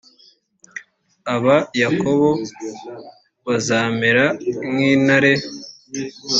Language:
Kinyarwanda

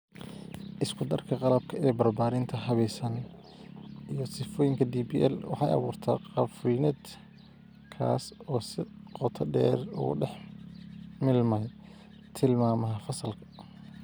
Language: Somali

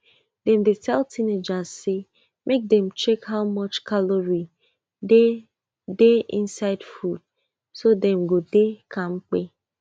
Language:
Nigerian Pidgin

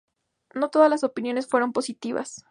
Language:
Spanish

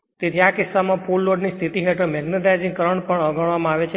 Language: Gujarati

